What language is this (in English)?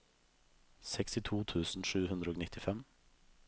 Norwegian